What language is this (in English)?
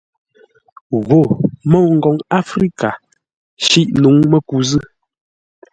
Ngombale